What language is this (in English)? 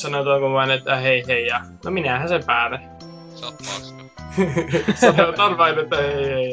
Finnish